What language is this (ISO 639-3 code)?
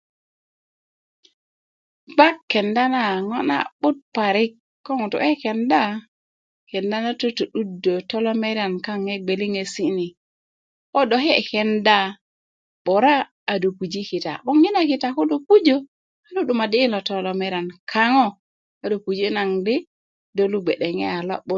ukv